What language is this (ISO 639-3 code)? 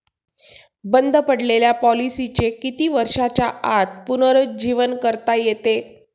mar